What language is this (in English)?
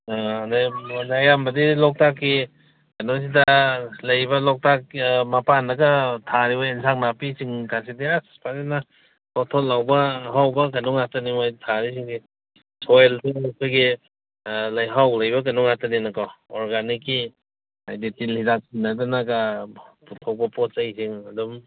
Manipuri